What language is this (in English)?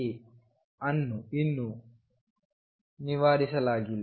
Kannada